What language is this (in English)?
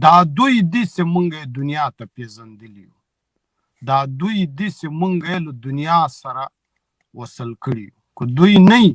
Turkish